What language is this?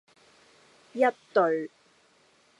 Cantonese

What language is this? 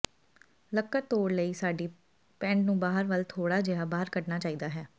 Punjabi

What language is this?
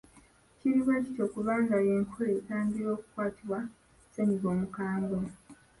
Ganda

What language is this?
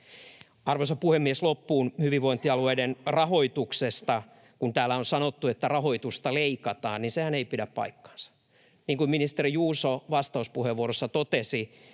Finnish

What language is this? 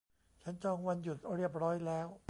Thai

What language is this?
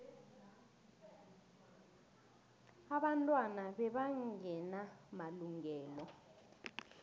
South Ndebele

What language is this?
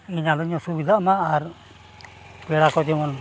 Santali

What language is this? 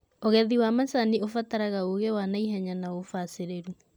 Kikuyu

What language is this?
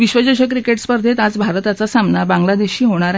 Marathi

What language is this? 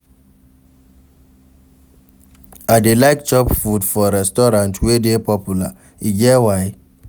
Nigerian Pidgin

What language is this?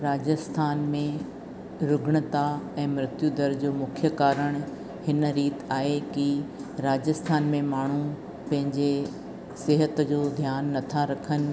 Sindhi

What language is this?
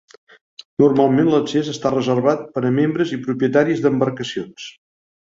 Catalan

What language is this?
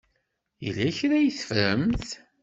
Kabyle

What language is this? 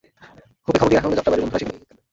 Bangla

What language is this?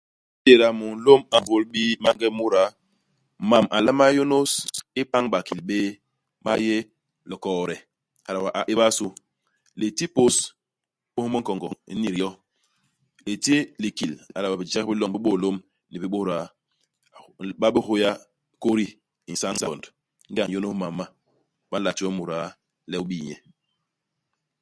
Basaa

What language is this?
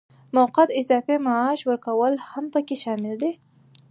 Pashto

